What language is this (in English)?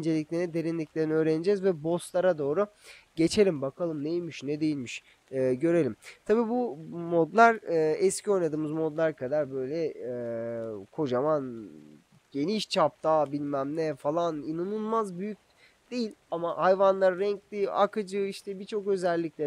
Turkish